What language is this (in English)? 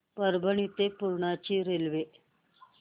Marathi